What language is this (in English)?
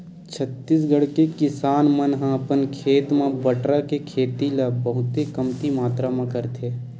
Chhattisgarhi